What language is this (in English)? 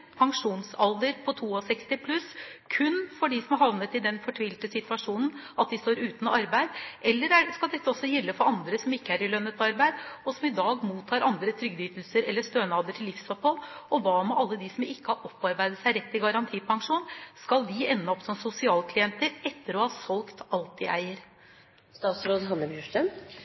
Norwegian Bokmål